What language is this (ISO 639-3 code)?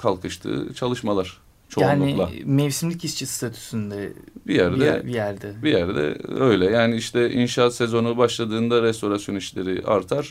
tur